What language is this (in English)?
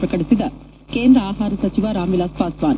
Kannada